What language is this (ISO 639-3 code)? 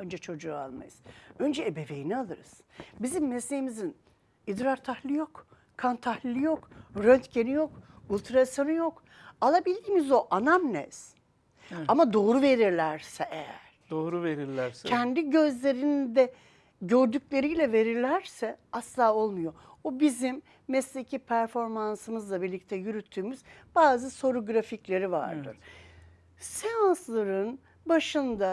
tur